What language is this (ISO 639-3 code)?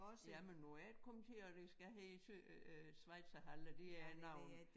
dan